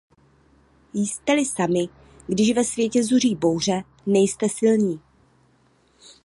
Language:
Czech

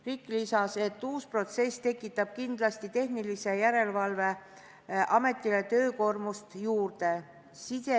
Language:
Estonian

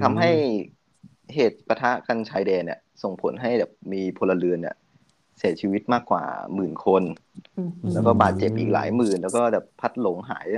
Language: Thai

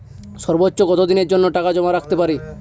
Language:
Bangla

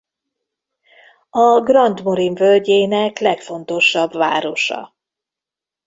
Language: Hungarian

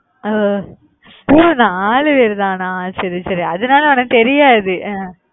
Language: Tamil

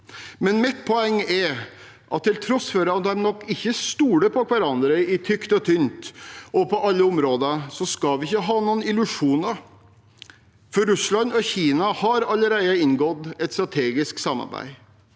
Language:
Norwegian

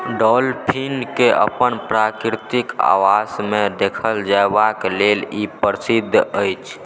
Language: Maithili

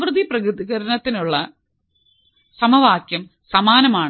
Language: Malayalam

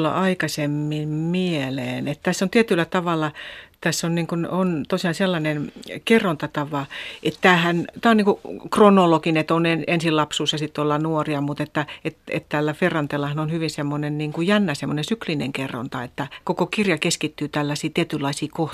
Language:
Finnish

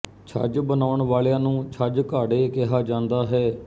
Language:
Punjabi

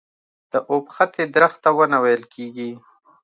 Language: Pashto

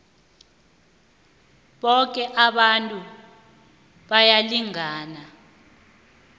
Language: South Ndebele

